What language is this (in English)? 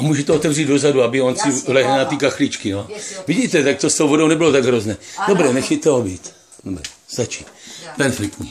Czech